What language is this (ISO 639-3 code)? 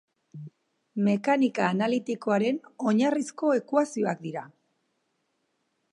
eus